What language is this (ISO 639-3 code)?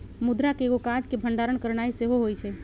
mag